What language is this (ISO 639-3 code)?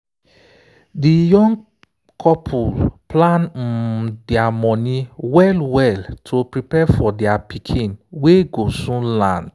pcm